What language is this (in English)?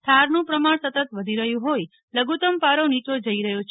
Gujarati